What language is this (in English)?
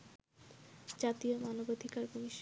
Bangla